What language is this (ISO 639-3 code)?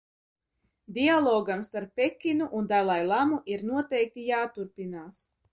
lav